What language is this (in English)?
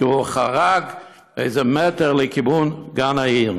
Hebrew